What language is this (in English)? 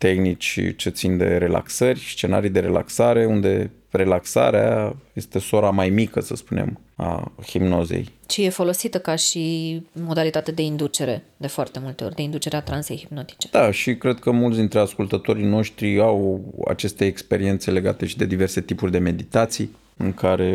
Romanian